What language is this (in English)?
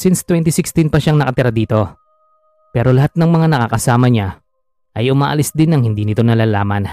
Filipino